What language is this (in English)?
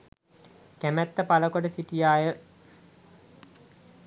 Sinhala